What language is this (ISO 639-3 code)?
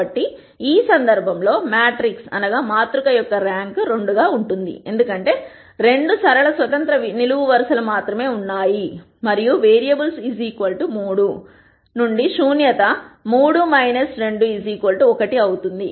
tel